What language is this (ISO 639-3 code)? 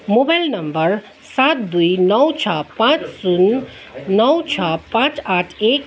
nep